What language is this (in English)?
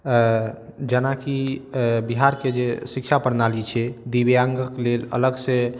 Maithili